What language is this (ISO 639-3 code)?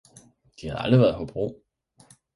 dan